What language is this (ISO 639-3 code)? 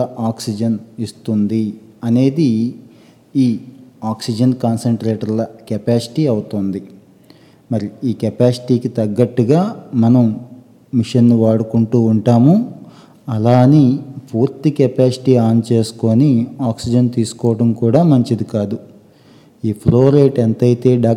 tel